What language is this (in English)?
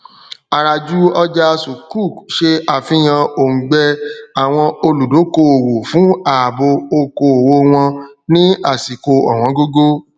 Yoruba